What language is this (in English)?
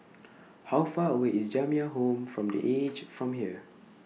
English